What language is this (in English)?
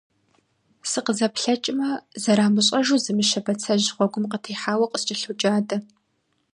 Kabardian